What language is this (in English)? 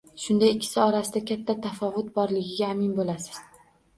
Uzbek